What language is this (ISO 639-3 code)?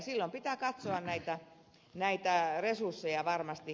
fin